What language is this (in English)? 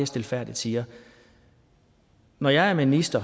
Danish